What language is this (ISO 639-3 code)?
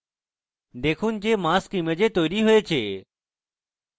ben